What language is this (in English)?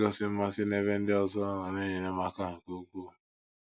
Igbo